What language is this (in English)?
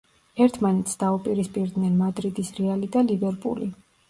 Georgian